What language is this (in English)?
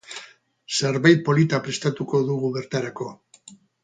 Basque